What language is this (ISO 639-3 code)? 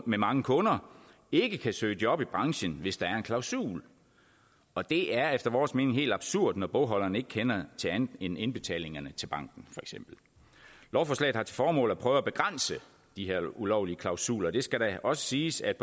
dan